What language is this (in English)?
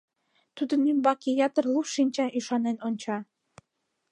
Mari